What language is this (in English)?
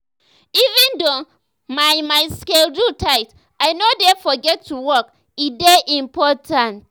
Nigerian Pidgin